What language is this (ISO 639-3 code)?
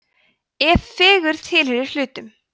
isl